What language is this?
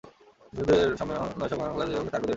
Bangla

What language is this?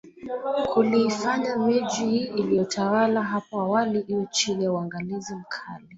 Swahili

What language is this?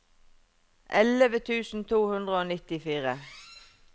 Norwegian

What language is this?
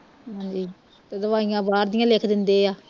Punjabi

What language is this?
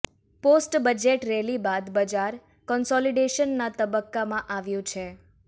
Gujarati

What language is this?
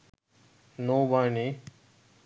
Bangla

